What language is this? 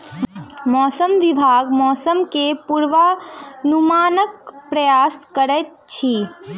Maithili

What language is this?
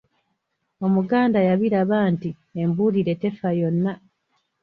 Ganda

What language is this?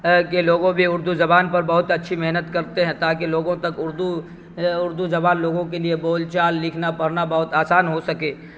Urdu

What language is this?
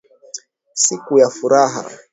Swahili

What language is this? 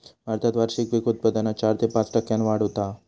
Marathi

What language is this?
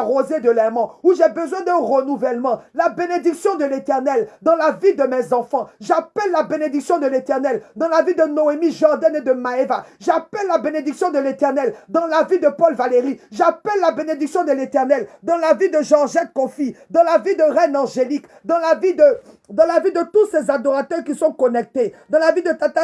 French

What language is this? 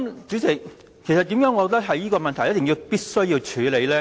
Cantonese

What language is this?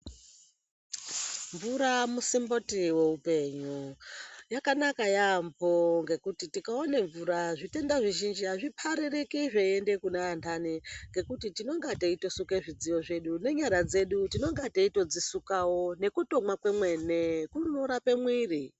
Ndau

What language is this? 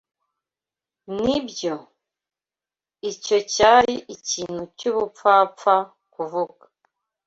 Kinyarwanda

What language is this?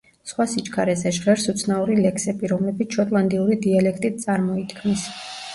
Georgian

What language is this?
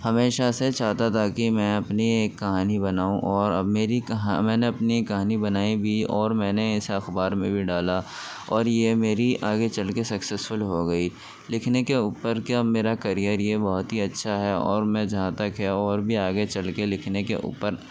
Urdu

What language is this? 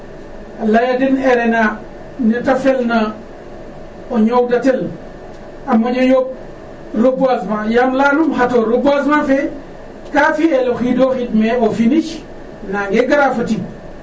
Serer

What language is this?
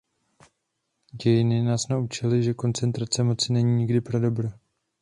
Czech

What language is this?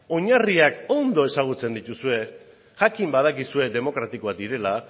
Basque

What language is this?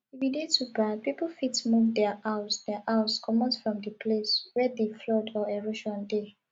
Nigerian Pidgin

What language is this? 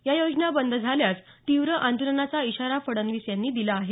Marathi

